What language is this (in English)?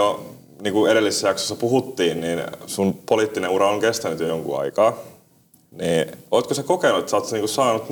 Finnish